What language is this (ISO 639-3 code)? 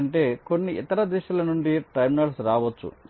tel